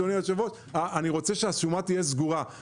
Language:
Hebrew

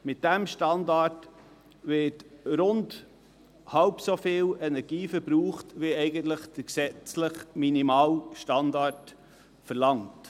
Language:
Swiss German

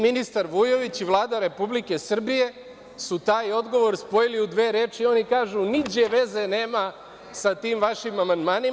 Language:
Serbian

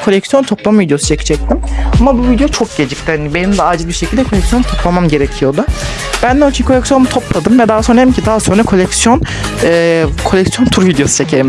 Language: Turkish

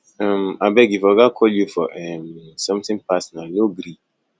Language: Nigerian Pidgin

